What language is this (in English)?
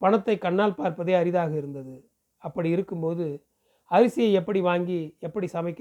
Tamil